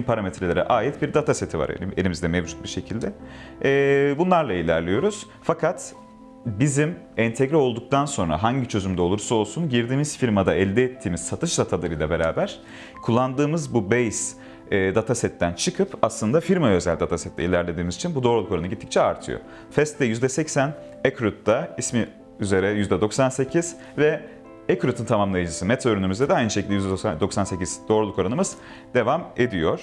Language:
Turkish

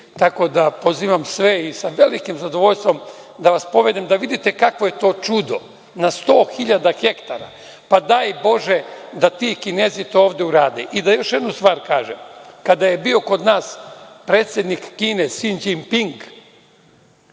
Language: Serbian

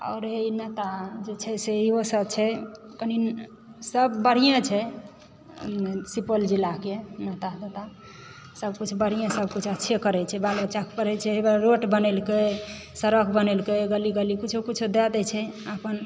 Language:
Maithili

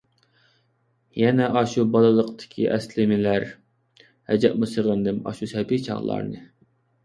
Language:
Uyghur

